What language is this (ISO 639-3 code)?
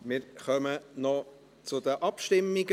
gsw